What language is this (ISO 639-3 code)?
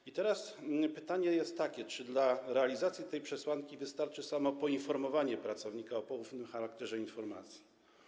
pol